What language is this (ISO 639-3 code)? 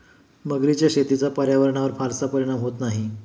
mar